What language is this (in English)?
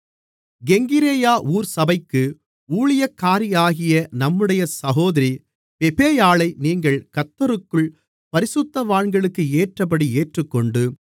Tamil